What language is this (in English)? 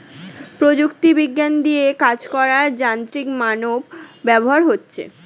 Bangla